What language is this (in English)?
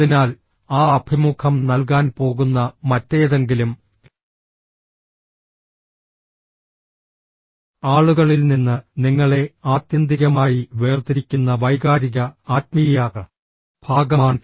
Malayalam